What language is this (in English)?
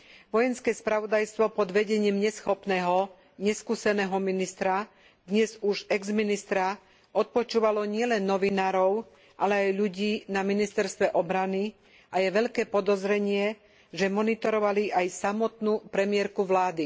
Slovak